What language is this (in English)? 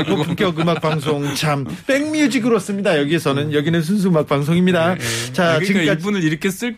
Korean